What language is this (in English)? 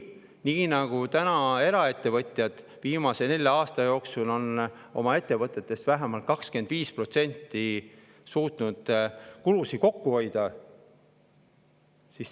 Estonian